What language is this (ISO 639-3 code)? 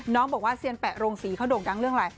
tha